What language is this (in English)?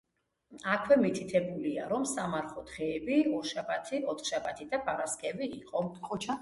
Georgian